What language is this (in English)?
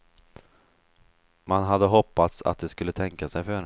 Swedish